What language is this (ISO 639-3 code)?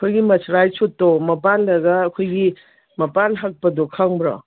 mni